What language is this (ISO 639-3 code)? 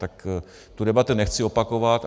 ces